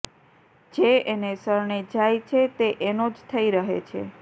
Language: Gujarati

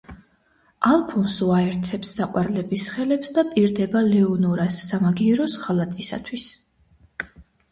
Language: Georgian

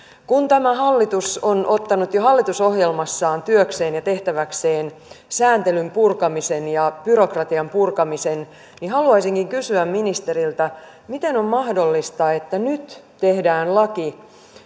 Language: Finnish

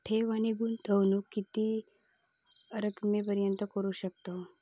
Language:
Marathi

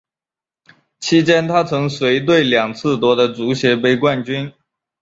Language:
Chinese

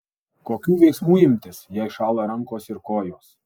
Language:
Lithuanian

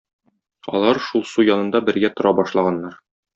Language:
Tatar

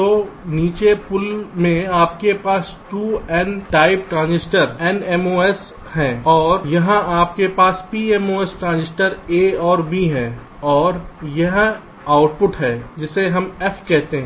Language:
Hindi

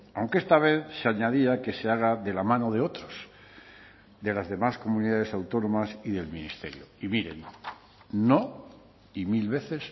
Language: Spanish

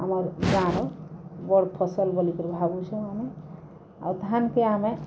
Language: Odia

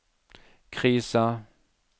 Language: Norwegian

